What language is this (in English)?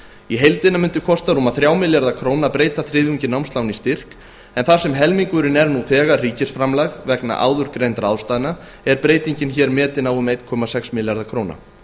Icelandic